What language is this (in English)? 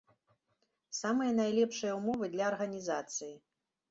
Belarusian